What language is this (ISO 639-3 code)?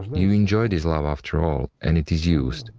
eng